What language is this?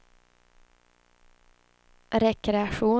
Swedish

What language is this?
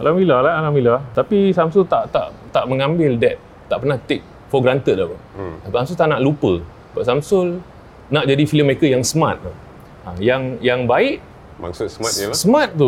Malay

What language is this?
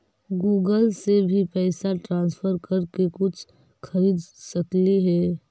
Magahi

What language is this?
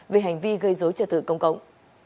Vietnamese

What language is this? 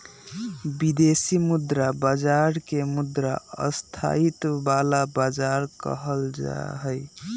Magahi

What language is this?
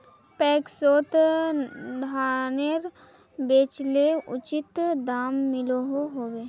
Magahi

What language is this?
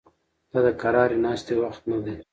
Pashto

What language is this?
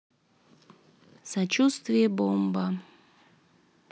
Russian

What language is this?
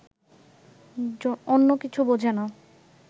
Bangla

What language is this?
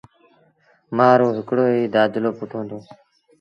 Sindhi Bhil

